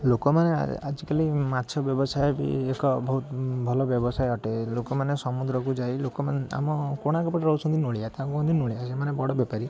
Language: Odia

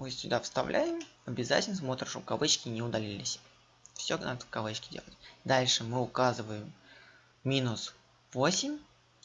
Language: Russian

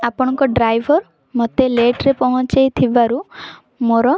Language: Odia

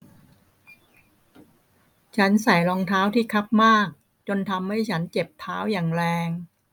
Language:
Thai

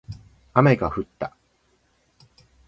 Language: Japanese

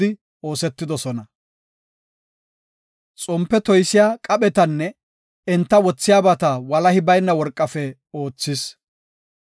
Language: Gofa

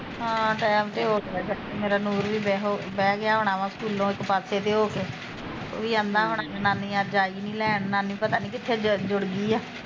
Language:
Punjabi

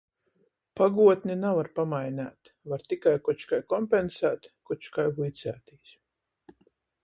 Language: Latgalian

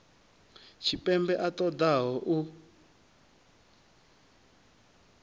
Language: Venda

